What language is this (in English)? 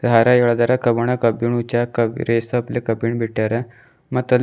Kannada